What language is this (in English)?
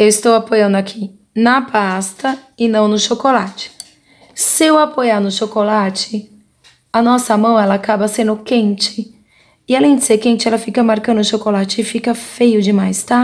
Portuguese